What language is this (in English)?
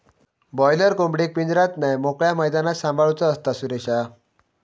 Marathi